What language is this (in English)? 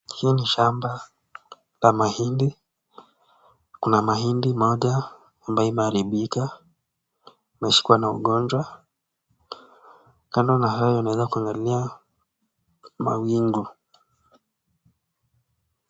Swahili